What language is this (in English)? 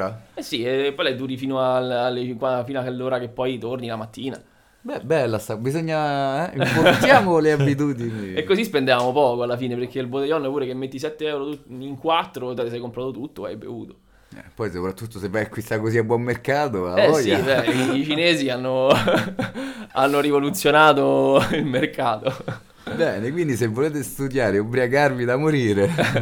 Italian